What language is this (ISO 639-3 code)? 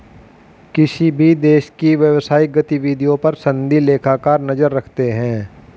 hin